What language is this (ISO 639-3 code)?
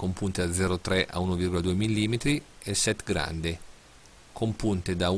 ita